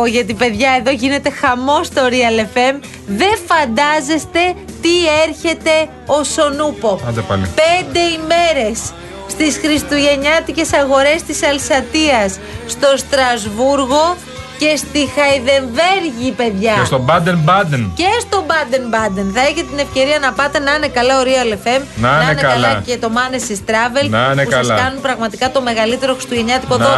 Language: Greek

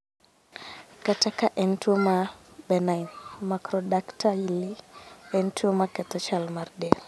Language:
Luo (Kenya and Tanzania)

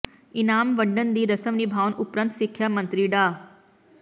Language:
Punjabi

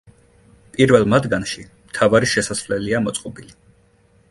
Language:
Georgian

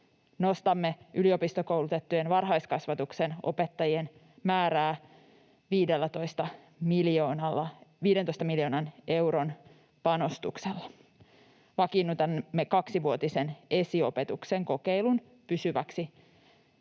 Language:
Finnish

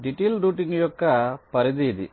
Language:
Telugu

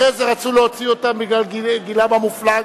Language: Hebrew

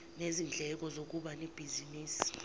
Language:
Zulu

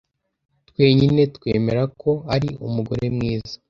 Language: Kinyarwanda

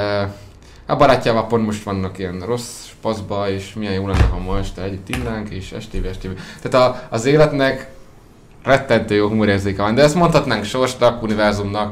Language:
Hungarian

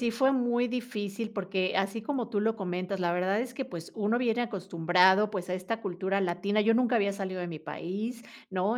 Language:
Spanish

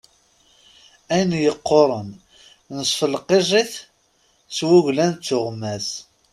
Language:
Kabyle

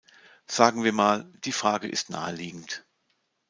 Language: German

